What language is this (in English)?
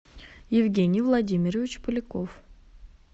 Russian